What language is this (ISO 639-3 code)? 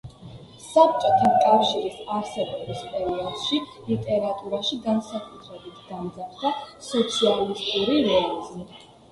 kat